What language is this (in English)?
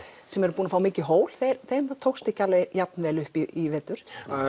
Icelandic